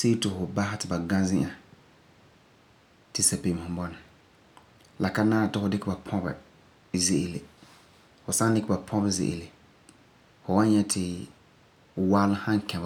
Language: Frafra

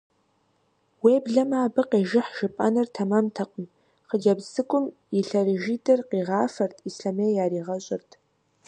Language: Kabardian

